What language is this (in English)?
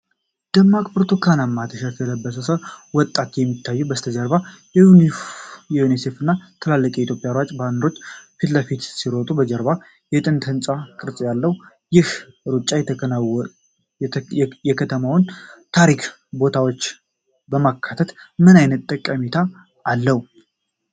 Amharic